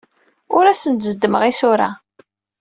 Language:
Kabyle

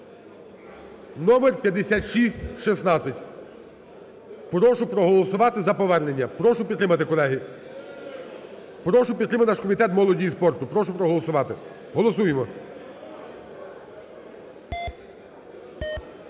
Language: Ukrainian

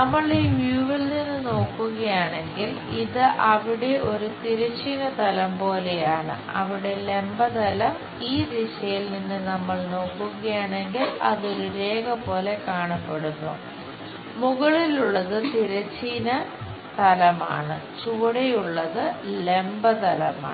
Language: Malayalam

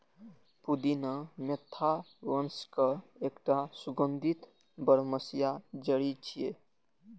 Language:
Maithili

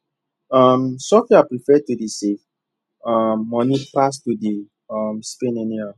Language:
Nigerian Pidgin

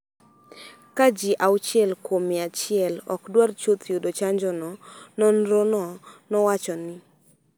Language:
Luo (Kenya and Tanzania)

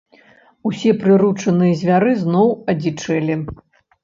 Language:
Belarusian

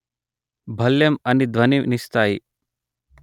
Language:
Telugu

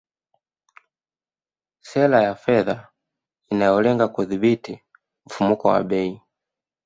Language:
Swahili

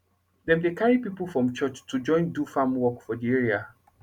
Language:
Nigerian Pidgin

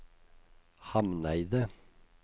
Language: Norwegian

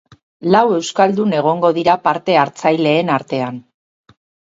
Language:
Basque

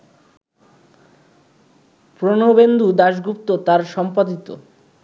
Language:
Bangla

